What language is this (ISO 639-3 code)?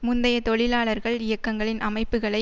tam